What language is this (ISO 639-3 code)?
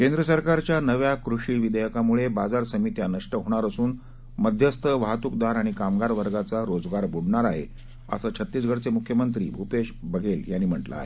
mar